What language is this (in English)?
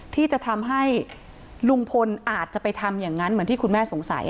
Thai